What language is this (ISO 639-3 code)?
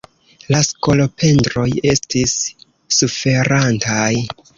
epo